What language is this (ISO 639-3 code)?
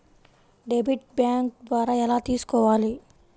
tel